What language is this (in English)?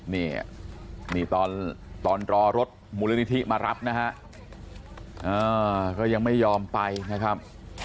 Thai